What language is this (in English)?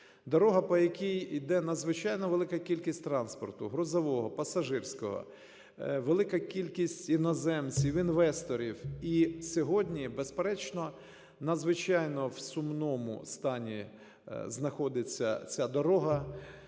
Ukrainian